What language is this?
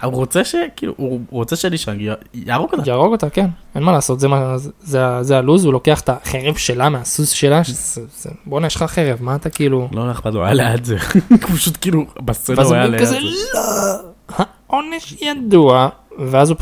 Hebrew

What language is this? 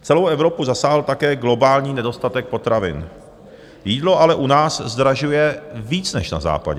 Czech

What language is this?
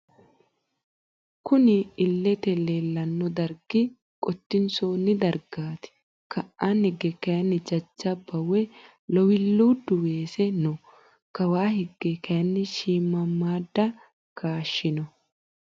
Sidamo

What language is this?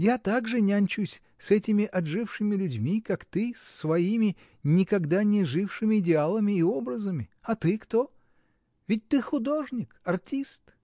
Russian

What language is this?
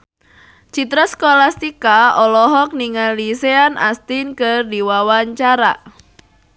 Sundanese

